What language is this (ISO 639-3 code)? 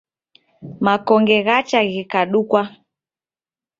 dav